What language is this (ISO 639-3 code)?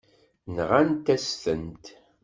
kab